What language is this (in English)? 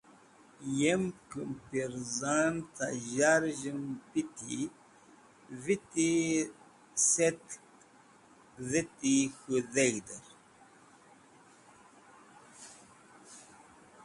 Wakhi